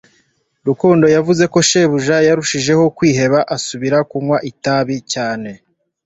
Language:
Kinyarwanda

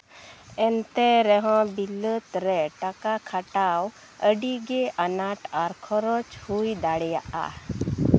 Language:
Santali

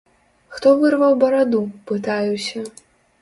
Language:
Belarusian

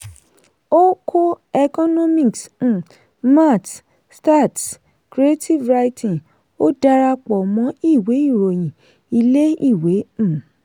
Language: Yoruba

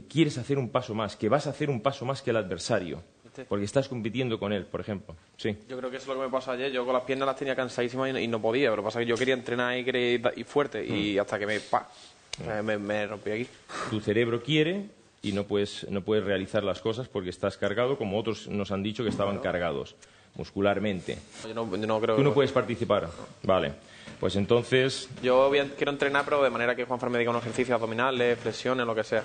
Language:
Spanish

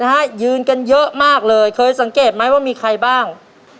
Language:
Thai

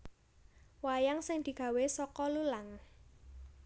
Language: Javanese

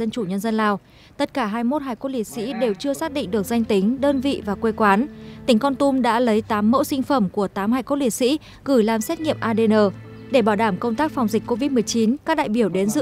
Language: Vietnamese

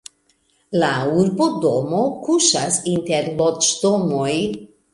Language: Esperanto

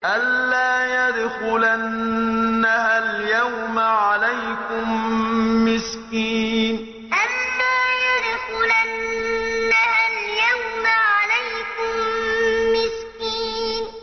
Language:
Arabic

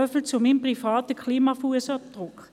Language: Swiss German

